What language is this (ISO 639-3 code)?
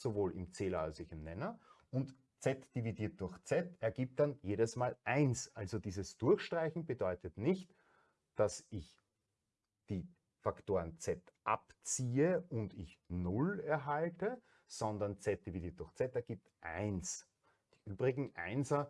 deu